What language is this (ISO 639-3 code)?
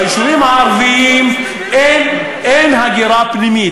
heb